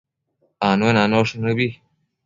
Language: Matsés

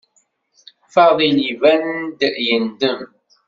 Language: Kabyle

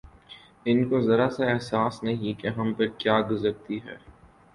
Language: Urdu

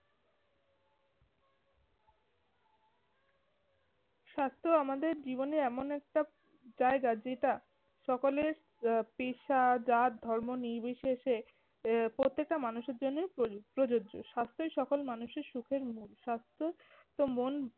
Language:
Bangla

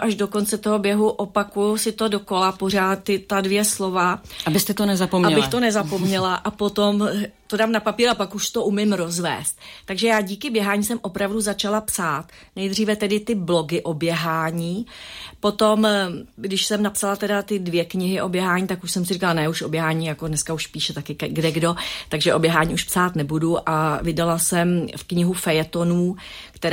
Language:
Czech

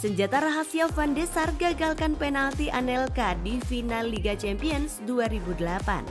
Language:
Indonesian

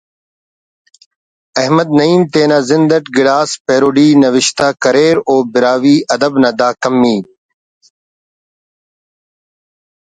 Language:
Brahui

